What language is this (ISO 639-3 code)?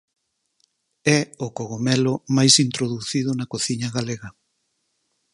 glg